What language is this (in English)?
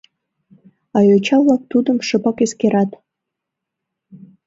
Mari